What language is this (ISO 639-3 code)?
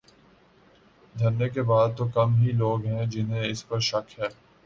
urd